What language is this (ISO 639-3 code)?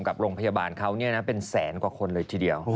tha